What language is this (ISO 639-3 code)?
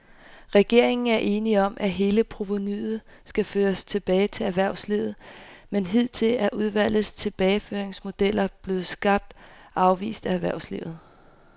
dan